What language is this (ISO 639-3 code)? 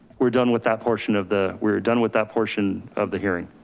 eng